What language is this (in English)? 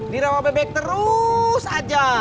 Indonesian